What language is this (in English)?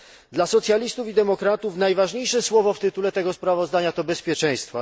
Polish